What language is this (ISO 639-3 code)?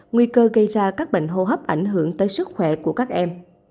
vie